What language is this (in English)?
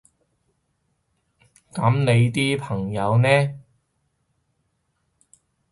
Cantonese